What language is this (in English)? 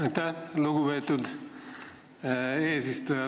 Estonian